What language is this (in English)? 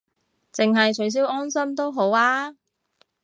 Cantonese